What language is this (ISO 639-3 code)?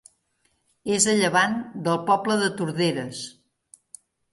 cat